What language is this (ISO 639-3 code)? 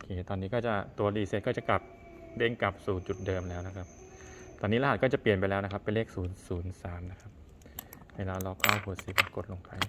tha